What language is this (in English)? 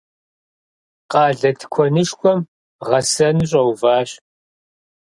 Kabardian